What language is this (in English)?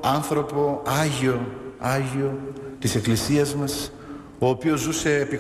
Greek